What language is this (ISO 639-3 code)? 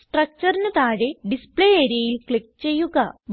mal